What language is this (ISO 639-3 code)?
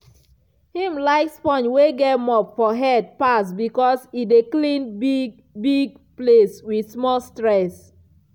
pcm